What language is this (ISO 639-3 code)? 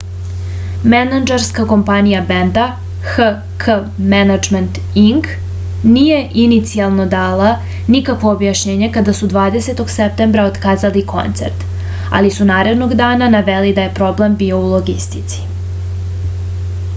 srp